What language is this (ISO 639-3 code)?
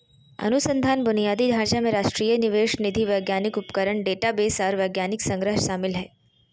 mag